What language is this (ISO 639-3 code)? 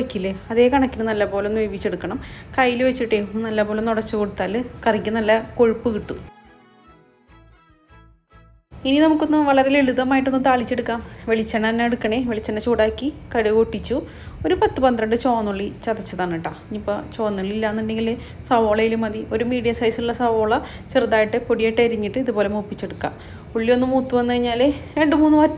ron